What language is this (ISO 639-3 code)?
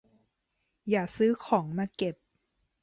tha